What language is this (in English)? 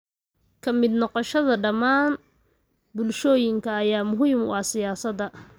Somali